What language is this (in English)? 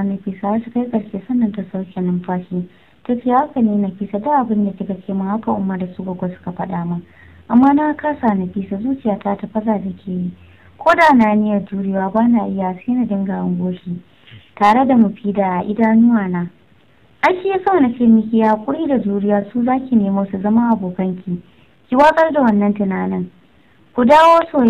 Romanian